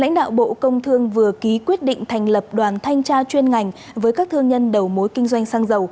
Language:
Vietnamese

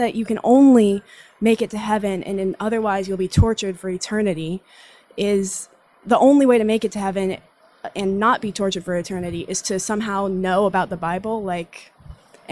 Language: English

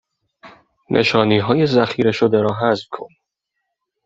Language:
Persian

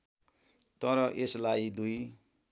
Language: Nepali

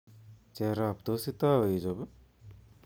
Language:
Kalenjin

